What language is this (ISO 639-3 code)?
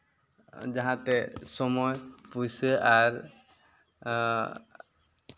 sat